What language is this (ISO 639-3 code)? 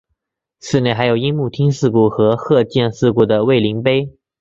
zho